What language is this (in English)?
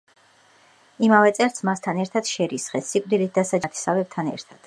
Georgian